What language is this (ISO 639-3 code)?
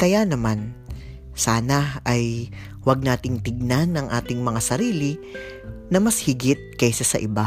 fil